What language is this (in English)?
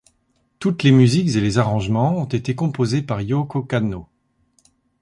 French